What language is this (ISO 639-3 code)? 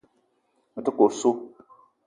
eto